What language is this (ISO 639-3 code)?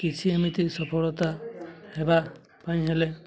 ori